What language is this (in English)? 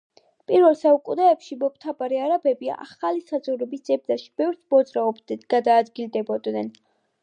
Georgian